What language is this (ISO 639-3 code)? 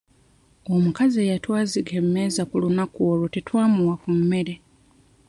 lug